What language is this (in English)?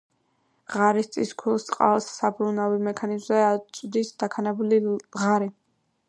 Georgian